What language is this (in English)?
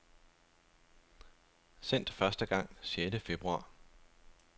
Danish